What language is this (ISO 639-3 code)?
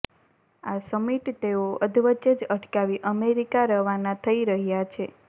guj